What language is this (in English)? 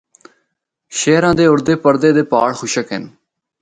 Northern Hindko